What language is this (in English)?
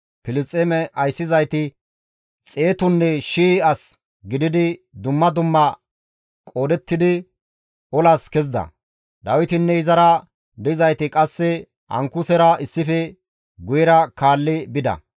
Gamo